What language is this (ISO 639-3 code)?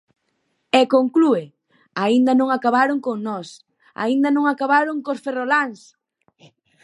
glg